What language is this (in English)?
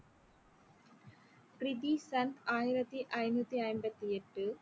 Tamil